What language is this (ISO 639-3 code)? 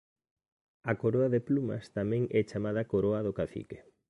glg